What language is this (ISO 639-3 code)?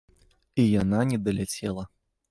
bel